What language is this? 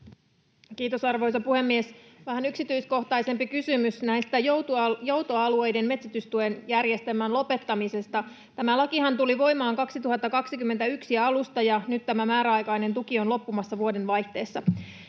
Finnish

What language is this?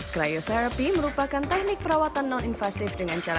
Indonesian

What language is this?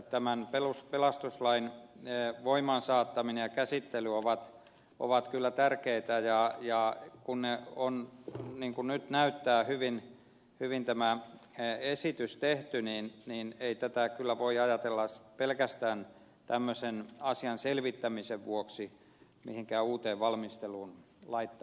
Finnish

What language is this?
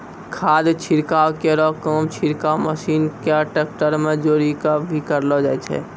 Maithili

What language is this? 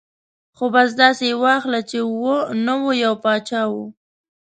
Pashto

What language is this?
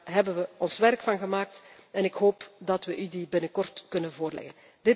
Dutch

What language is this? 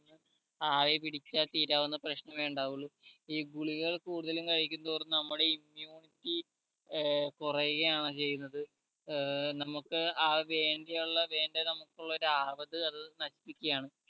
Malayalam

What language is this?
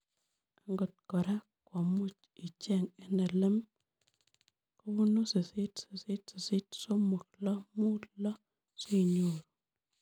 Kalenjin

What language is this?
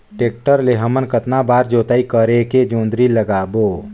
Chhattisgarhi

